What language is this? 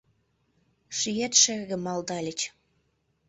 Mari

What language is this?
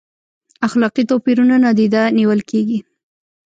Pashto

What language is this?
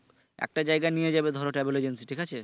Bangla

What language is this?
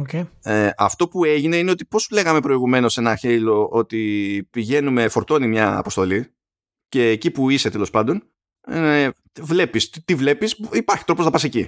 Greek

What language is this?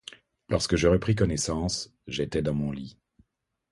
French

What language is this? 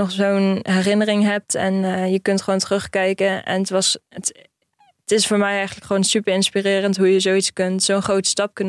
Dutch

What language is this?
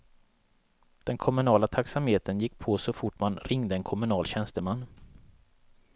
Swedish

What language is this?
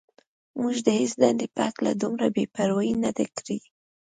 Pashto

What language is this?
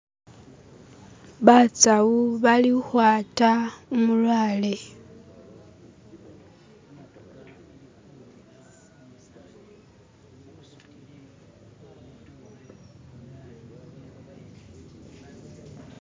Masaaba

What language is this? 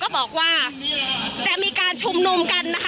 Thai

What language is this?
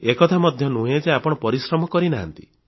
Odia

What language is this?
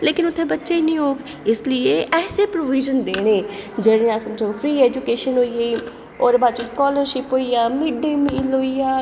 Dogri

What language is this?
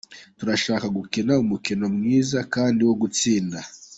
Kinyarwanda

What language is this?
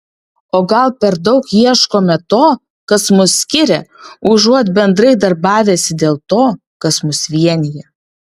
Lithuanian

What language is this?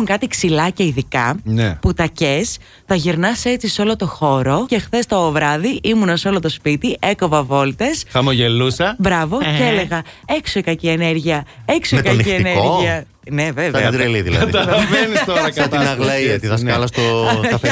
Greek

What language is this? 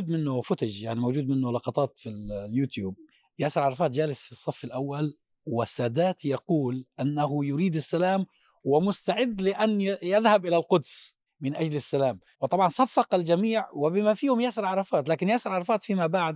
Arabic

